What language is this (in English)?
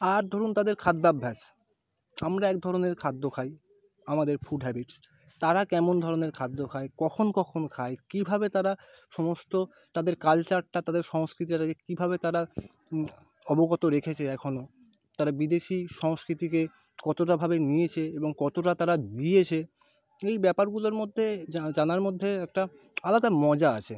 Bangla